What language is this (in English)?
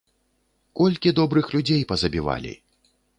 Belarusian